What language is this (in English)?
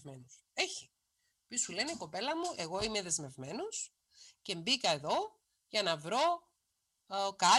Greek